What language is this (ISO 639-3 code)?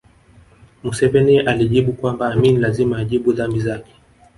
swa